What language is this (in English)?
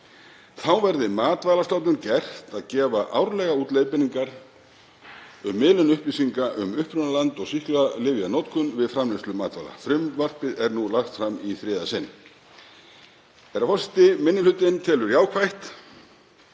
Icelandic